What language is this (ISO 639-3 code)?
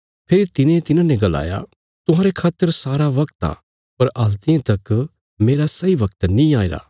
kfs